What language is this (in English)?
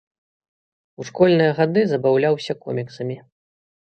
Belarusian